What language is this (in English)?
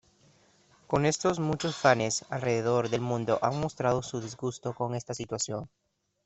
Spanish